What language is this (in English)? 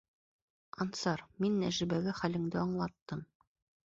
Bashkir